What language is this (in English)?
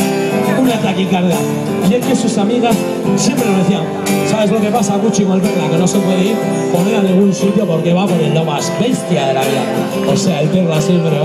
Spanish